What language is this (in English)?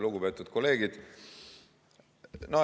Estonian